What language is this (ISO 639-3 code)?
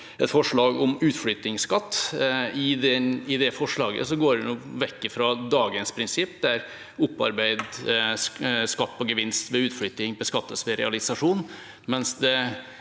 nor